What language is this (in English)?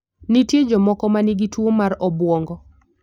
Luo (Kenya and Tanzania)